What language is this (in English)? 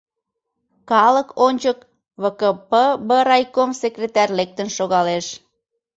Mari